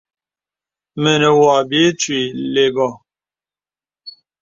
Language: Bebele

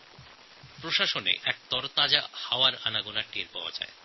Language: Bangla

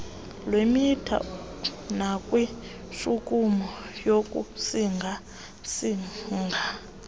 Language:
Xhosa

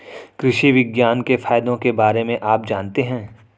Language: Hindi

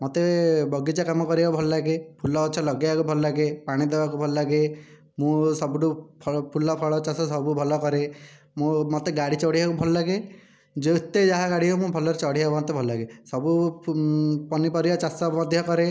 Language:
Odia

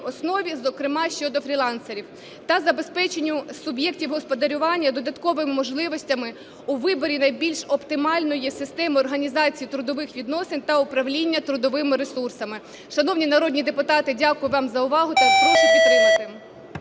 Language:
Ukrainian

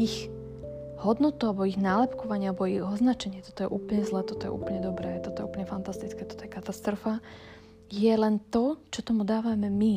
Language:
Slovak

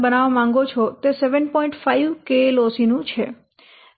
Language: Gujarati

